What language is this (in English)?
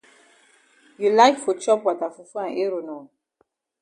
Cameroon Pidgin